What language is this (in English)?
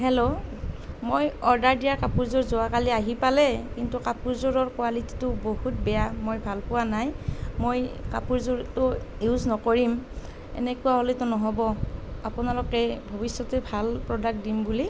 Assamese